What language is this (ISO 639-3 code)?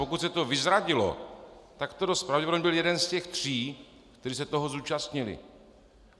ces